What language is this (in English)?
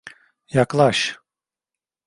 Turkish